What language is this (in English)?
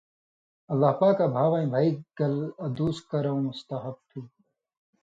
Indus Kohistani